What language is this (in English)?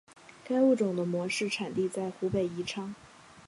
Chinese